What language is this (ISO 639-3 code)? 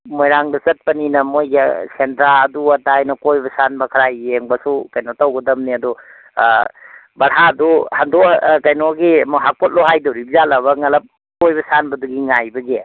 mni